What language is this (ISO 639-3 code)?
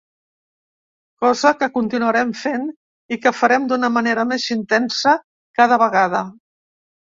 cat